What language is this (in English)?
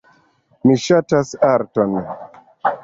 Esperanto